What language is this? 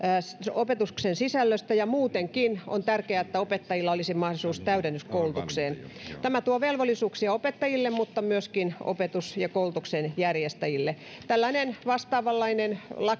Finnish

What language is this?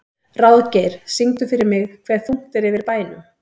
Icelandic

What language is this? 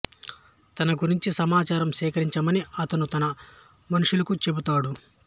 Telugu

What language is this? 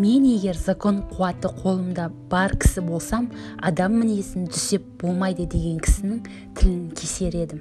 Turkish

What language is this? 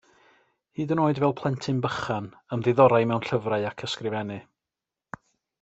Welsh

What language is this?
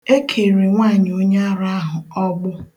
Igbo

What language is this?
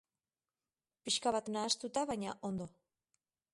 Basque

